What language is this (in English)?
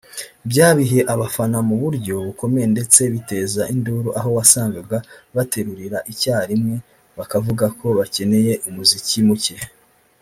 Kinyarwanda